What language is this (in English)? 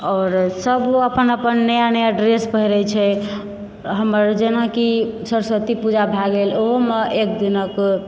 Maithili